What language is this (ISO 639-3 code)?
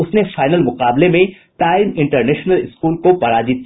hin